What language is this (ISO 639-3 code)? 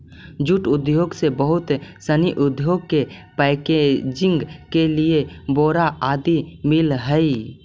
mag